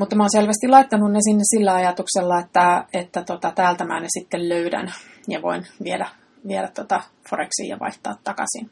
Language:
Finnish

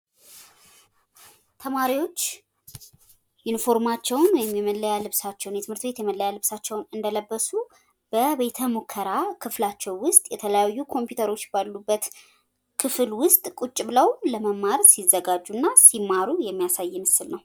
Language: Amharic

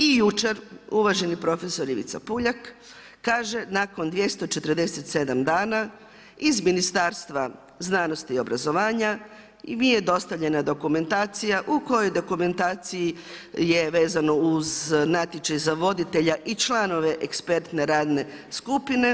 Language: Croatian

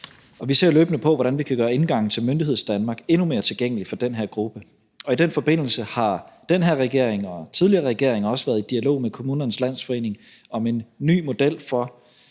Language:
Danish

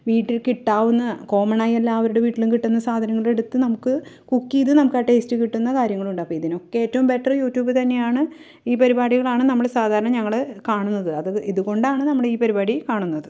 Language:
Malayalam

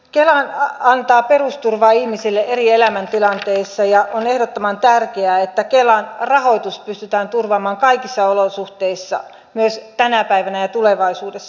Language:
Finnish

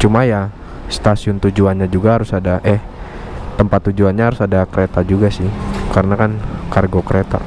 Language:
Indonesian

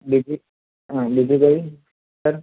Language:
Gujarati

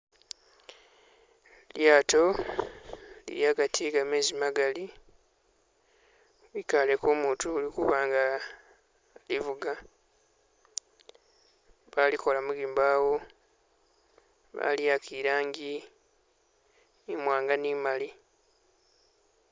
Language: Masaaba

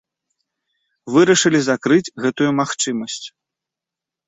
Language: Belarusian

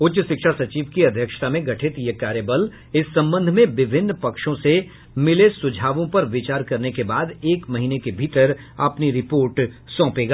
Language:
Hindi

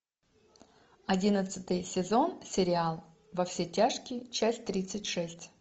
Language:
Russian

